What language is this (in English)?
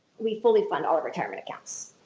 English